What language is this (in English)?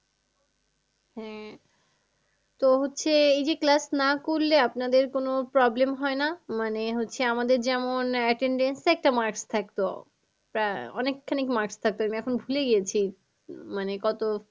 Bangla